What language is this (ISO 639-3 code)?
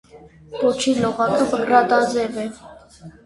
hye